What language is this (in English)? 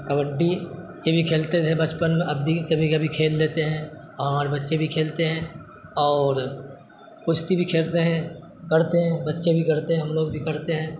Urdu